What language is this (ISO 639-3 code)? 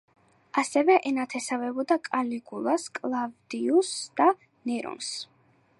kat